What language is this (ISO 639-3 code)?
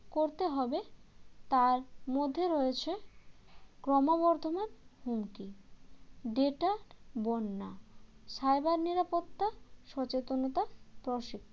ben